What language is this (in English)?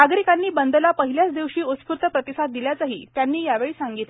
Marathi